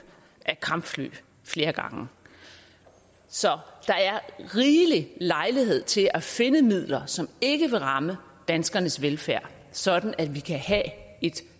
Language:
Danish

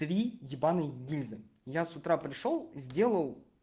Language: Russian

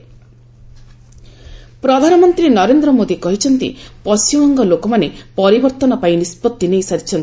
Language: Odia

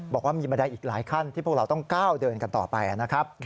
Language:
Thai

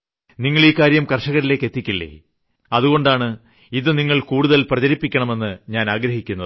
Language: Malayalam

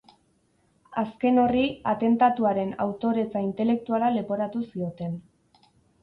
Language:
Basque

